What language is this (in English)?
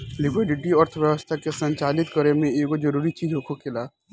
Bhojpuri